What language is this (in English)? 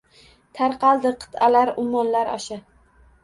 Uzbek